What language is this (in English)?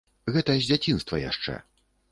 Belarusian